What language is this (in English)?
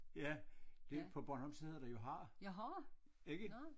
Danish